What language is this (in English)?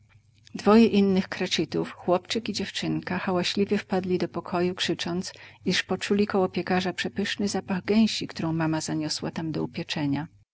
Polish